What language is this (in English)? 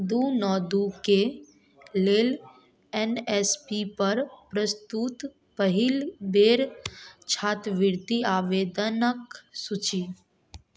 Maithili